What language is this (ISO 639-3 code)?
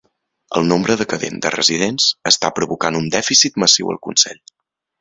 cat